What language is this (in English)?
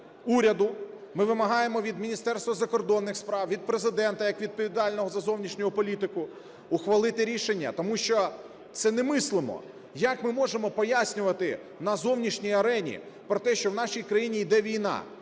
Ukrainian